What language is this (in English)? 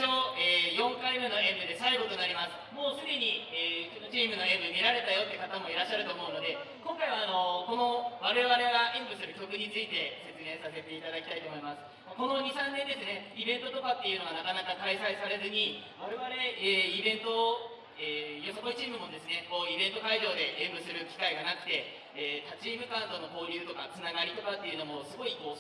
Japanese